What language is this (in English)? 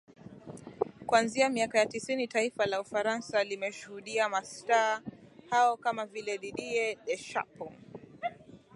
Swahili